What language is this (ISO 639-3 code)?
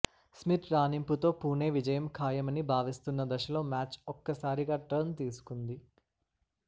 tel